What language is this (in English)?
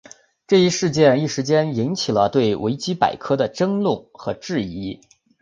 Chinese